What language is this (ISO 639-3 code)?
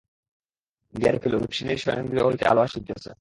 ben